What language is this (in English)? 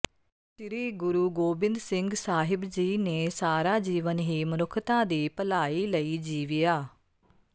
Punjabi